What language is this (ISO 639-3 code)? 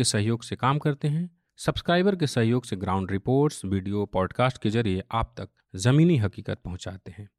hin